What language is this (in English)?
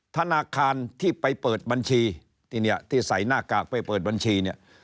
Thai